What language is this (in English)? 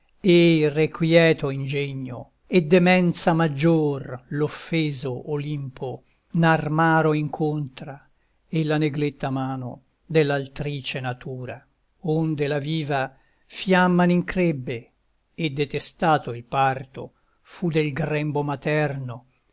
Italian